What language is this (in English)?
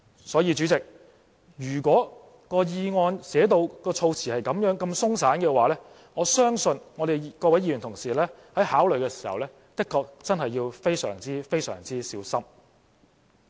Cantonese